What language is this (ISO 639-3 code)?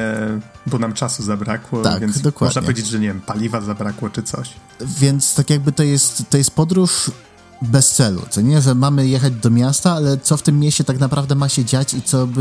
pol